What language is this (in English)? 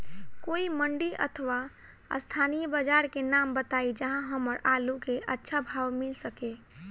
Bhojpuri